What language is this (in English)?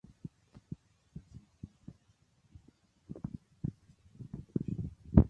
Czech